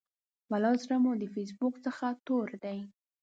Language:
Pashto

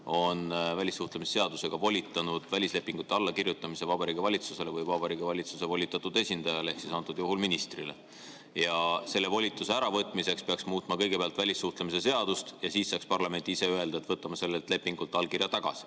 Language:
Estonian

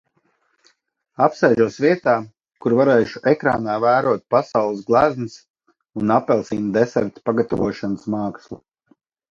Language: Latvian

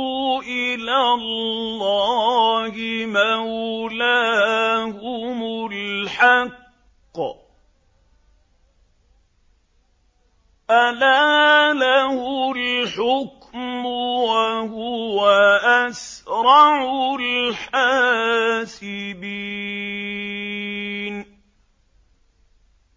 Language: Arabic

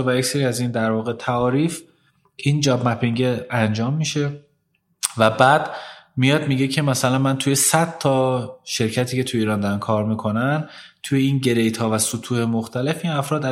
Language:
Persian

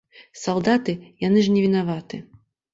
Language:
Belarusian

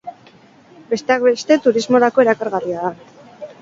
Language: Basque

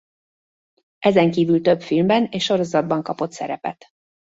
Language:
Hungarian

